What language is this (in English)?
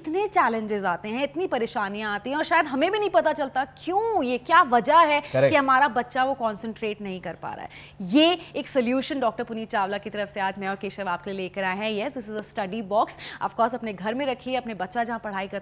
Hindi